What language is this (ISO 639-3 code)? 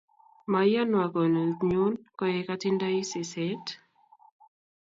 kln